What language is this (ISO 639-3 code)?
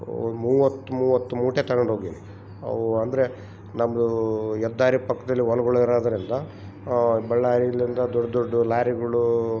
kan